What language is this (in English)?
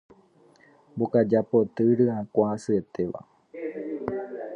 Guarani